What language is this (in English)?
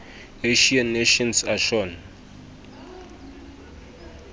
Southern Sotho